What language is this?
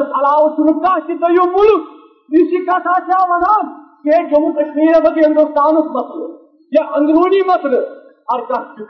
Urdu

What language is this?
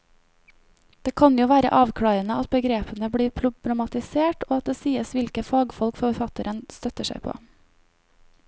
Norwegian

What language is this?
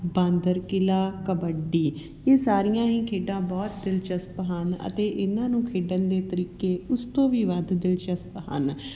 Punjabi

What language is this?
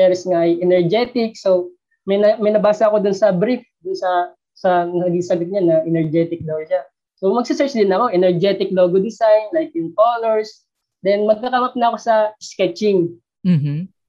Filipino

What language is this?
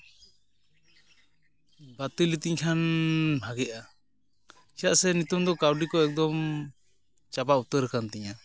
Santali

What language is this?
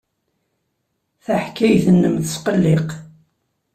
Kabyle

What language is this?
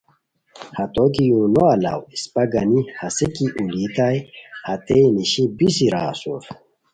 Khowar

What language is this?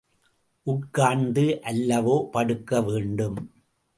Tamil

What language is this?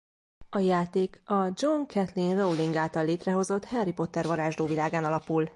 Hungarian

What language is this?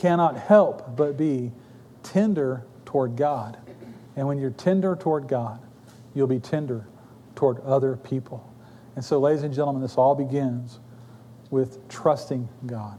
English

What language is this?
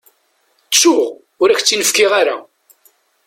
Kabyle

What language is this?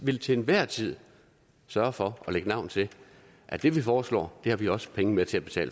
Danish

